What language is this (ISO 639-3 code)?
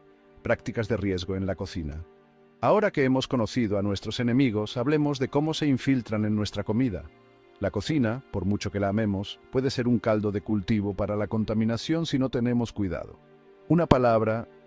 spa